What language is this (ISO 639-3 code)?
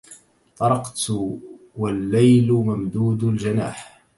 ara